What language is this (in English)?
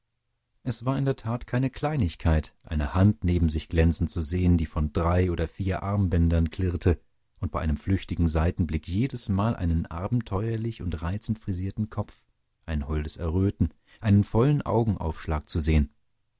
German